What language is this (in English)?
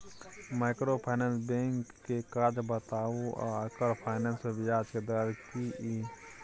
Maithili